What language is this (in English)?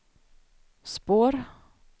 Swedish